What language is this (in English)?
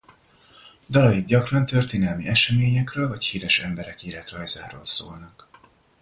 Hungarian